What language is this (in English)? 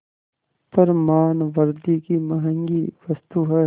Hindi